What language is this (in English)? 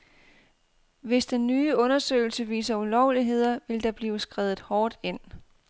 Danish